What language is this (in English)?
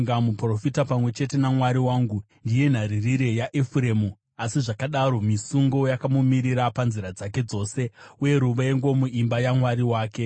Shona